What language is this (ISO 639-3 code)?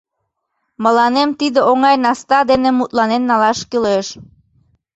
chm